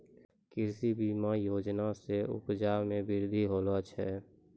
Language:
Maithili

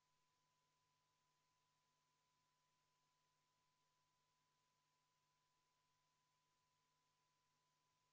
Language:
Estonian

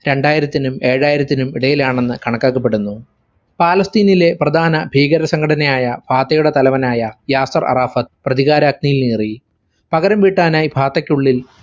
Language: Malayalam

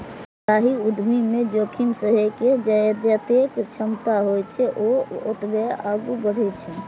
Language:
Maithili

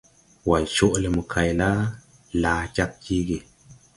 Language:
Tupuri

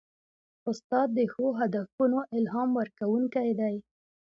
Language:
Pashto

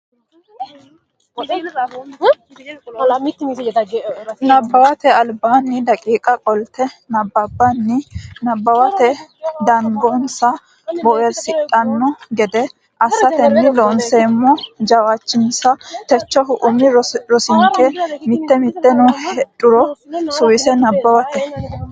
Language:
Sidamo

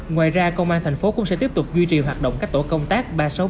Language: Vietnamese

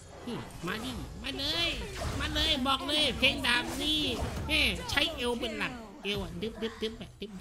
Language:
Thai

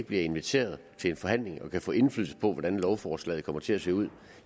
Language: Danish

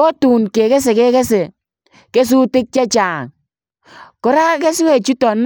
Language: Kalenjin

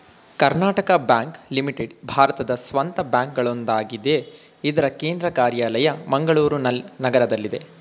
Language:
Kannada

